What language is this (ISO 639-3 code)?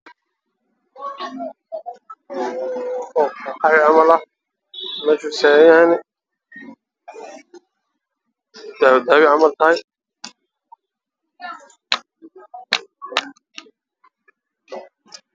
som